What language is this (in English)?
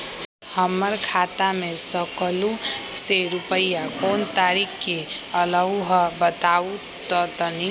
Magahi